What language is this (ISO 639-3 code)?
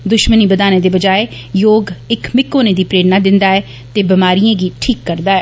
doi